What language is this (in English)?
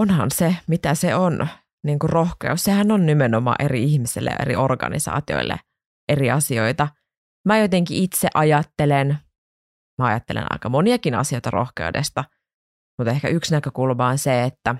Finnish